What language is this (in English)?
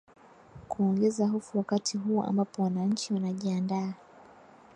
Swahili